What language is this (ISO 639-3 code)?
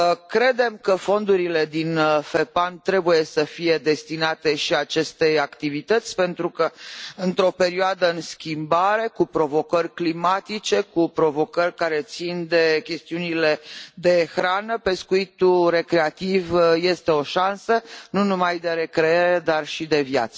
ron